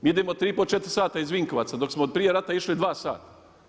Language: Croatian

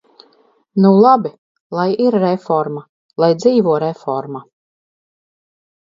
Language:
Latvian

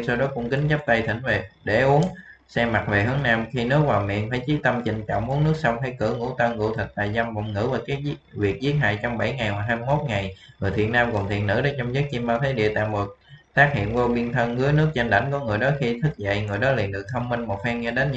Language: Vietnamese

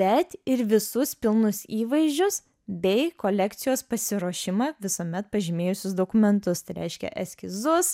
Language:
Lithuanian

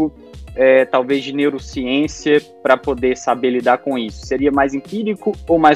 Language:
Portuguese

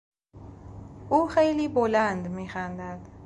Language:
Persian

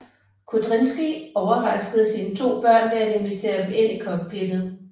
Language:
Danish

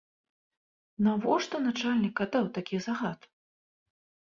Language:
Belarusian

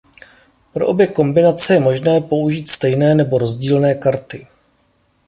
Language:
Czech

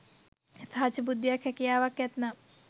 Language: Sinhala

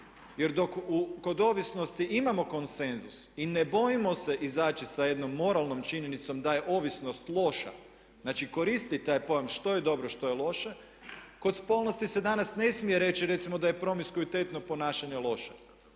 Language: Croatian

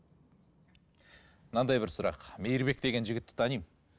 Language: Kazakh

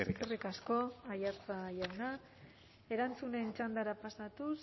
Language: Basque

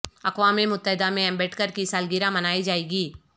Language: Urdu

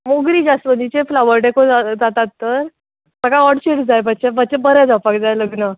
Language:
Konkani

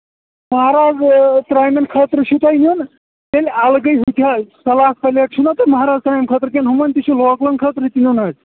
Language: Kashmiri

